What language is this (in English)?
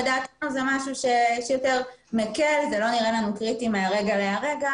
Hebrew